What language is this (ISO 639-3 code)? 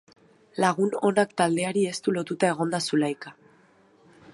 eus